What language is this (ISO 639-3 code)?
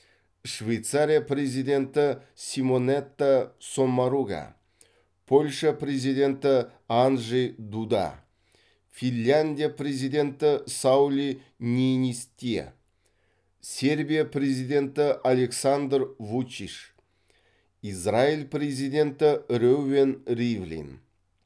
kaz